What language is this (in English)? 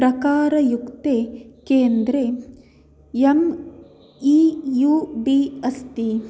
Sanskrit